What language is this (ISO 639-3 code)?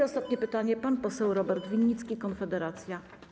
pol